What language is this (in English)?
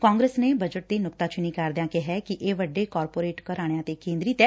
Punjabi